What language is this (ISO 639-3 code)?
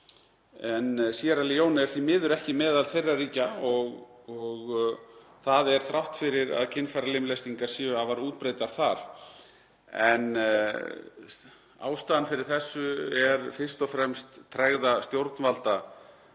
isl